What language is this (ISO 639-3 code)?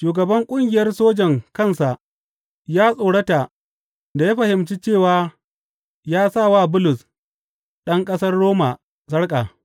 hau